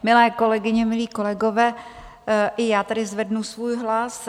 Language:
Czech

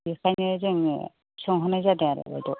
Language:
Bodo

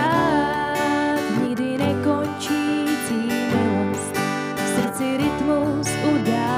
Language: Czech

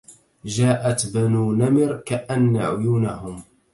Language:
Arabic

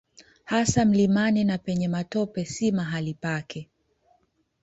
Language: Swahili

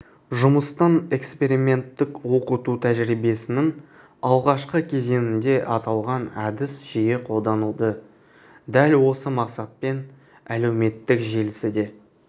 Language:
Kazakh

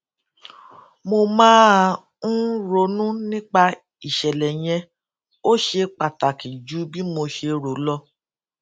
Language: Yoruba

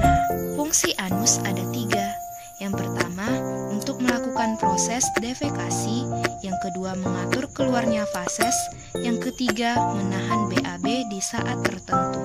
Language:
Indonesian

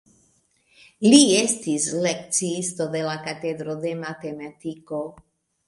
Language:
Esperanto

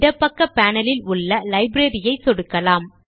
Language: Tamil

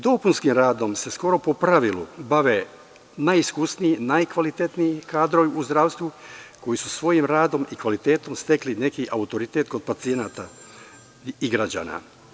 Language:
Serbian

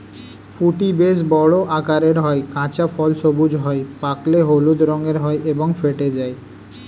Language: Bangla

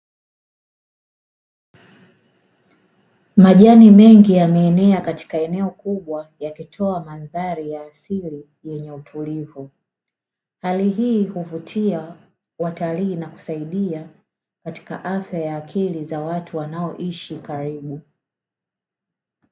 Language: Swahili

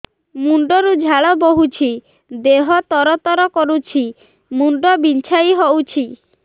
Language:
Odia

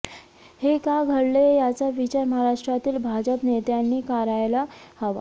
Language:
Marathi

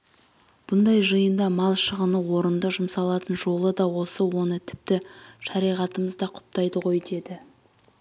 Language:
Kazakh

